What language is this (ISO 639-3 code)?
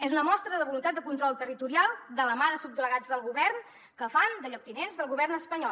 cat